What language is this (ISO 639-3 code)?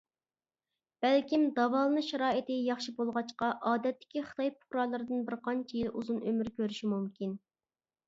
uig